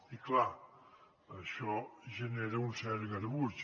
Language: Catalan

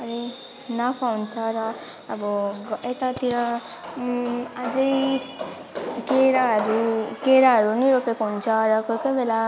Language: Nepali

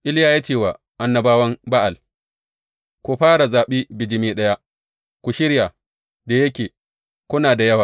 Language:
Hausa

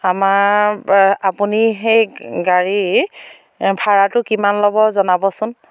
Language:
Assamese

